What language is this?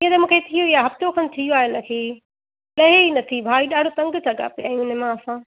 Sindhi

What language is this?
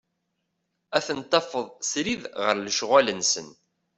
Kabyle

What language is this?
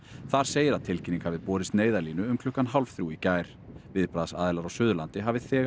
Icelandic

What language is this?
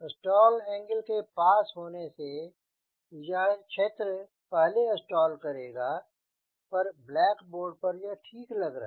Hindi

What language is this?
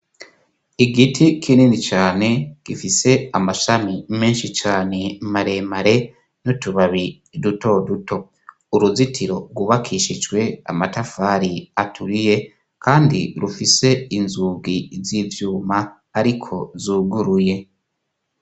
Rundi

